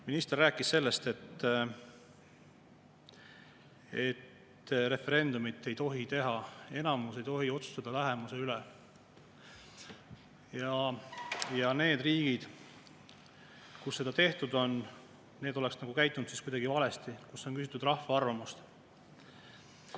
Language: Estonian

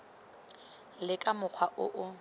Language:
Tswana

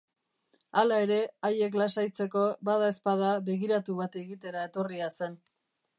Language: Basque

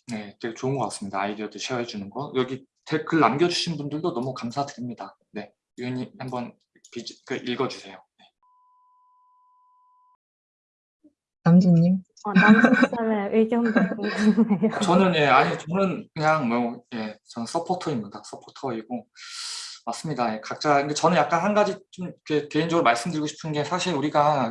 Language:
Korean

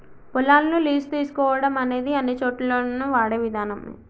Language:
Telugu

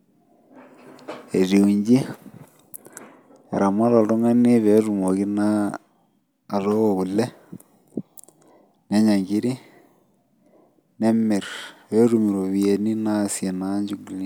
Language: Masai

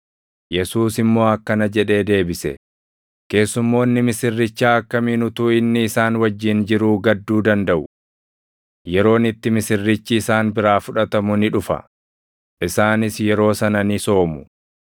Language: Oromo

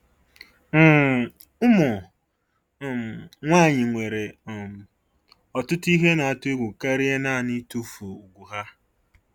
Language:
Igbo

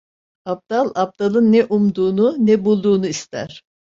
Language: Turkish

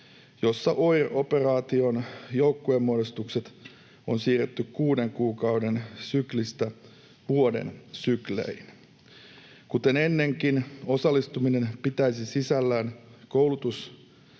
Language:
Finnish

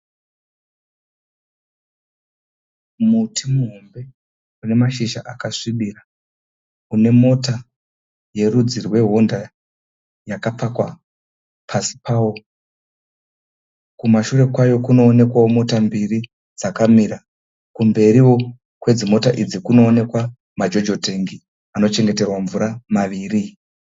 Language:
Shona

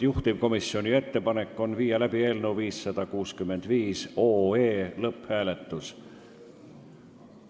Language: Estonian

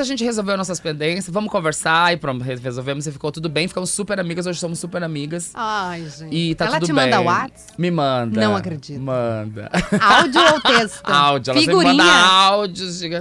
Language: Portuguese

